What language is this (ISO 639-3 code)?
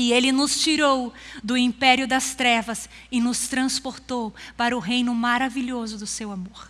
por